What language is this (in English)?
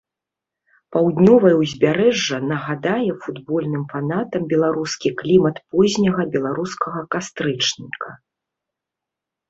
Belarusian